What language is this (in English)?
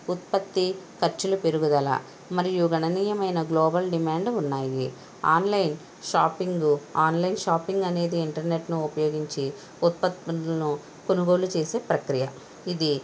Telugu